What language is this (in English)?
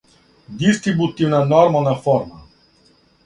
Serbian